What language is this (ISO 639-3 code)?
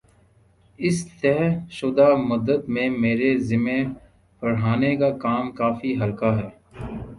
urd